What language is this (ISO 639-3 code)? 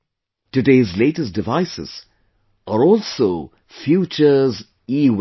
eng